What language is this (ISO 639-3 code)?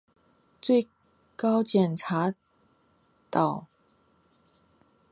zho